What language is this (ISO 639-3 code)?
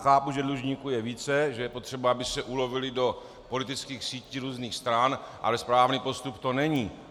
ces